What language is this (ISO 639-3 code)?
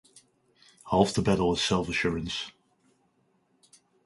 eng